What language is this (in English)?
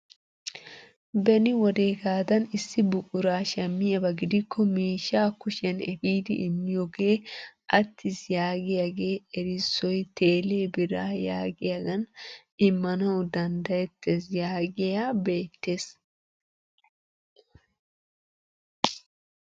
Wolaytta